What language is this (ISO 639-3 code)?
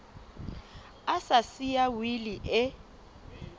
sot